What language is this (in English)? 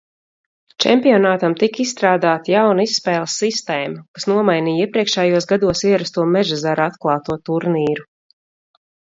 Latvian